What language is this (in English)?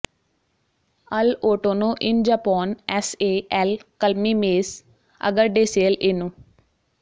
Punjabi